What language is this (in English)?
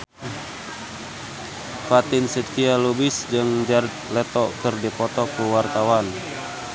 Sundanese